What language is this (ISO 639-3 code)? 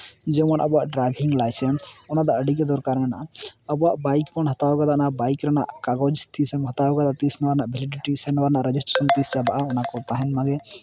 sat